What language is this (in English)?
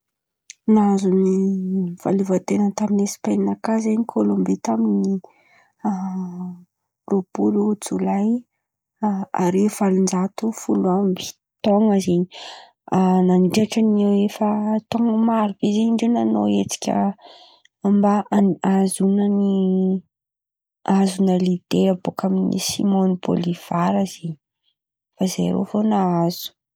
Antankarana Malagasy